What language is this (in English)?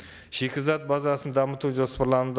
Kazakh